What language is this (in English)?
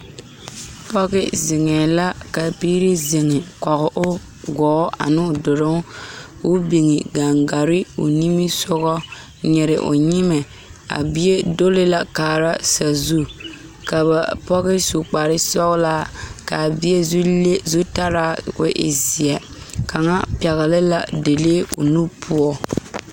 Southern Dagaare